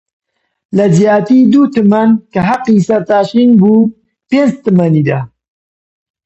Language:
Central Kurdish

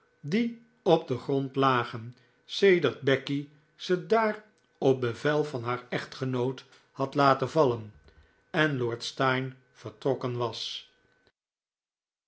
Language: Dutch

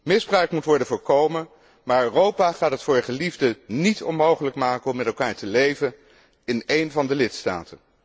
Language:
Dutch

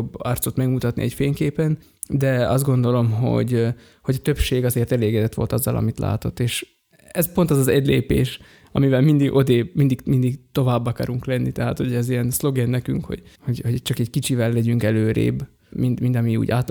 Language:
Hungarian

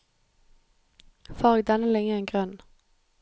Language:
Norwegian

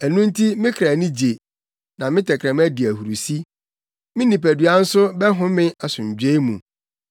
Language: Akan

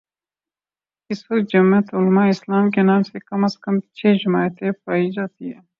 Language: Urdu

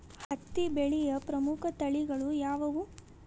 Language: Kannada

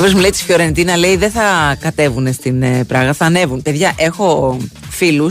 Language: Greek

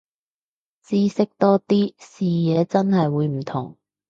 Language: Cantonese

